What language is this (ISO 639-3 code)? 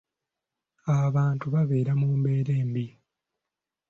lug